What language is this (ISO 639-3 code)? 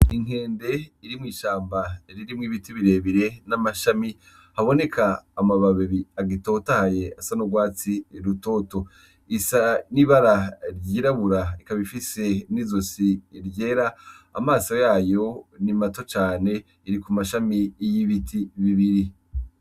run